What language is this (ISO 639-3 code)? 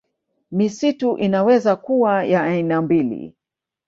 swa